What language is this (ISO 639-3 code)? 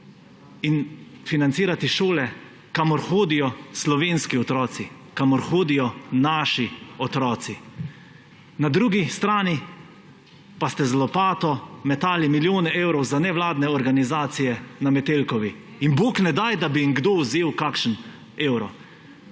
slv